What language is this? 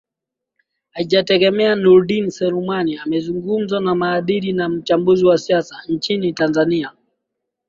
Swahili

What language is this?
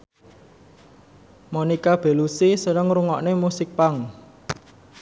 Javanese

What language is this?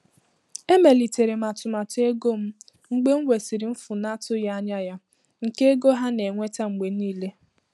Igbo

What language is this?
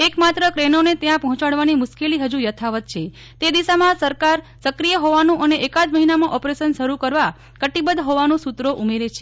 Gujarati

